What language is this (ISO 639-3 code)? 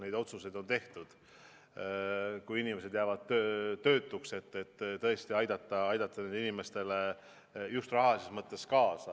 est